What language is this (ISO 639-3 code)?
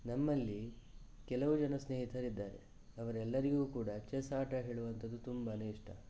kan